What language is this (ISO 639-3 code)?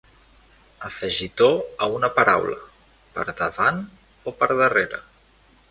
cat